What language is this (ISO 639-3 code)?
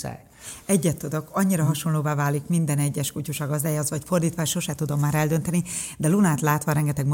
hun